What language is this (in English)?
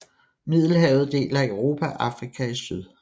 Danish